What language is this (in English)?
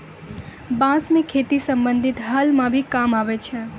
Maithili